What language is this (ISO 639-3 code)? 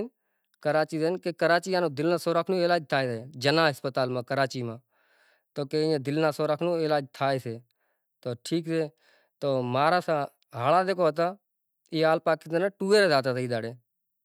gjk